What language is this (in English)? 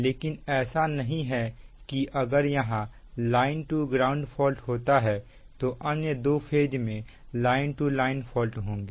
Hindi